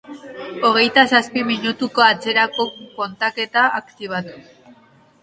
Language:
Basque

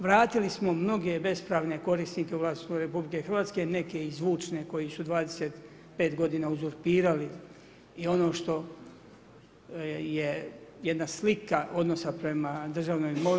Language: Croatian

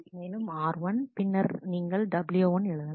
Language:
Tamil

